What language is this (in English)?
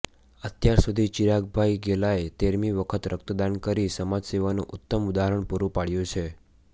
Gujarati